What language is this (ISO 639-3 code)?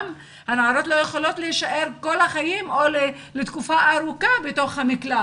heb